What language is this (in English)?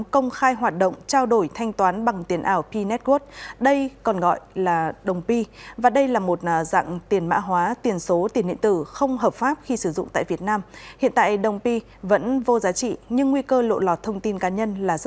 Vietnamese